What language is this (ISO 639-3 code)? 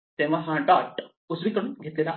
mar